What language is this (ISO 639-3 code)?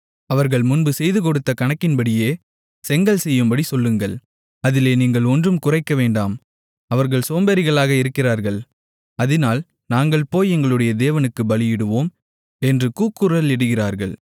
tam